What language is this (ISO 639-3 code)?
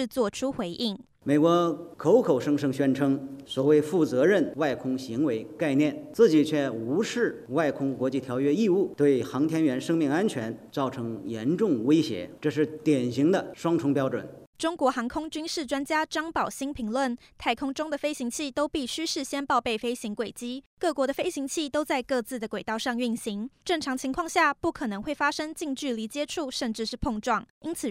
zho